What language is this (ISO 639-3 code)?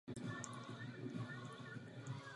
ces